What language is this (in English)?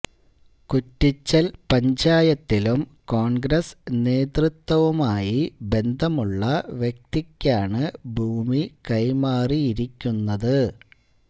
Malayalam